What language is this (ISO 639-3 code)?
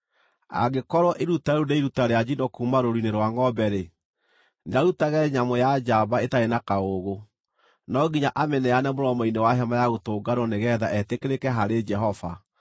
kik